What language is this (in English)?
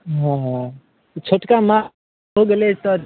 Maithili